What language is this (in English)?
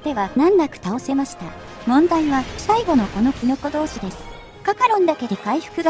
Japanese